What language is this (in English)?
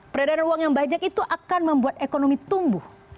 Indonesian